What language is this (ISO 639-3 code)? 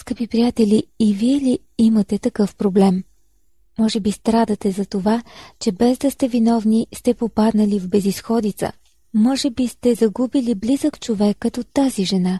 bul